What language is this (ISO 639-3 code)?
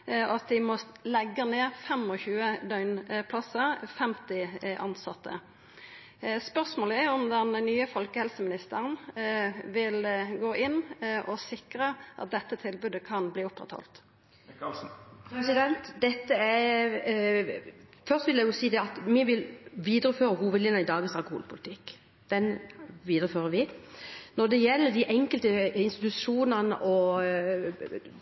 nor